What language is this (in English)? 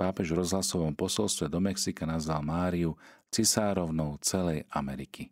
Slovak